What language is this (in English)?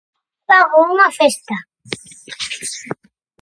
Galician